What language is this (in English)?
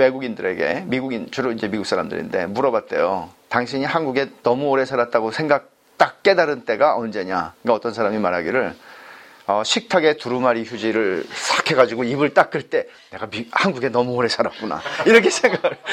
Korean